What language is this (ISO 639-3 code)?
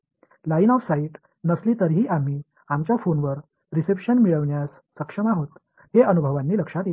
mar